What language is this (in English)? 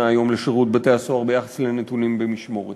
Hebrew